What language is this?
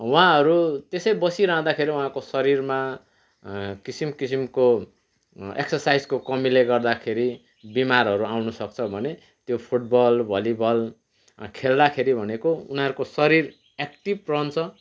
Nepali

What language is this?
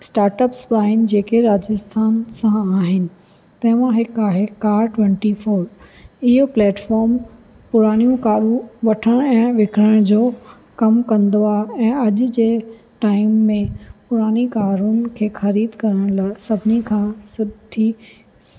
Sindhi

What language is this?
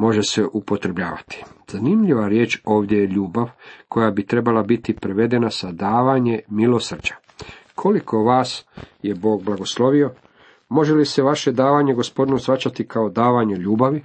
Croatian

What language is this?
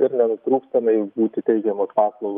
Lithuanian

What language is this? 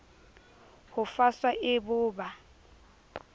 Southern Sotho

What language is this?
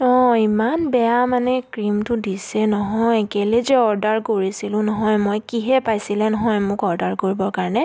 Assamese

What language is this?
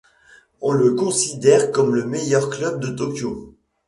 French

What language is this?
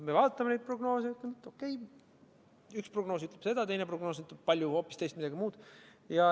Estonian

